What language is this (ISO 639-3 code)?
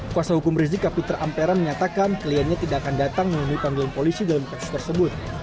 ind